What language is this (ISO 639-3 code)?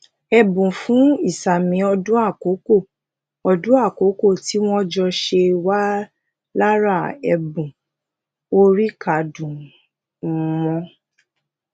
yor